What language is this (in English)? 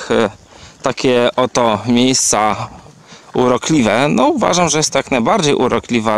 Polish